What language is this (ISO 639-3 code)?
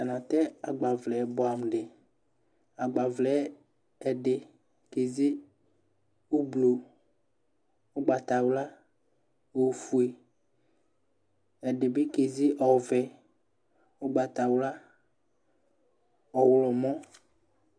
kpo